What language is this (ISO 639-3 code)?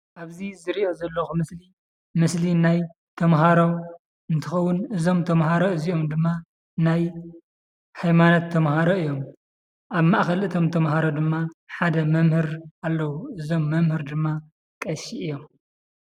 tir